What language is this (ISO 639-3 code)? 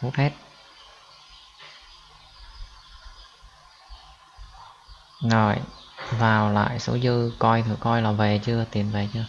vie